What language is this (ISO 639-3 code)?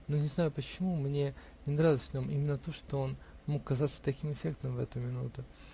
rus